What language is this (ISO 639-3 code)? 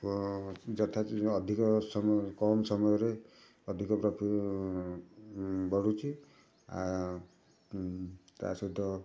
ori